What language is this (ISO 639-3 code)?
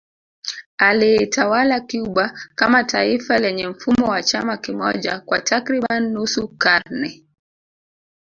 swa